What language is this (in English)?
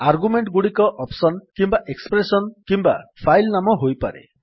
Odia